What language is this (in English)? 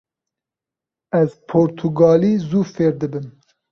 Kurdish